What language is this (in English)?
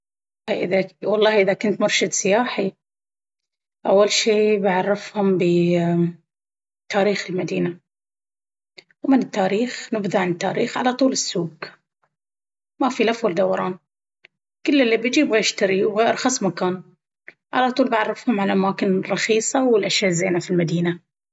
Baharna Arabic